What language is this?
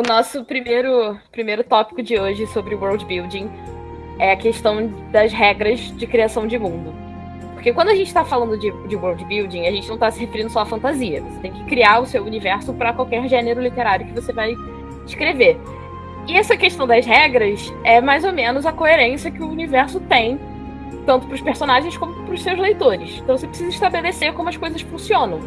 Portuguese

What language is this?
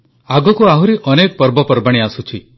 Odia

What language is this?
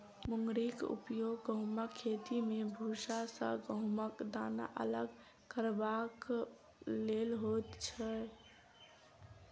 Maithili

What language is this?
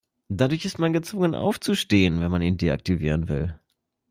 German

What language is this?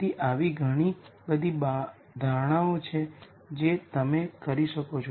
Gujarati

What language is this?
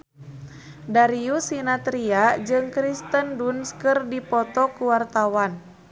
Sundanese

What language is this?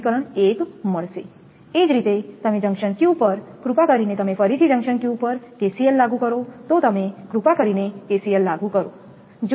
Gujarati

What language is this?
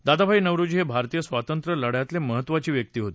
Marathi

